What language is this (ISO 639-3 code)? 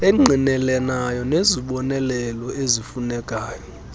xho